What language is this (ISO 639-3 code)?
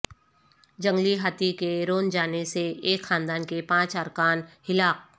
urd